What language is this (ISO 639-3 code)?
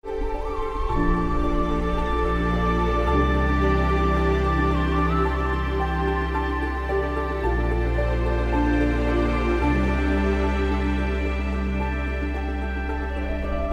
ron